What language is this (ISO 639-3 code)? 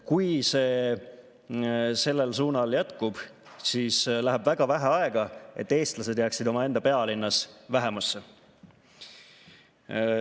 est